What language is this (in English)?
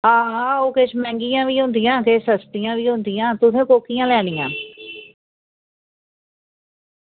Dogri